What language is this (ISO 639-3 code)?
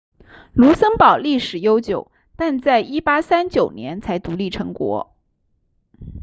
zho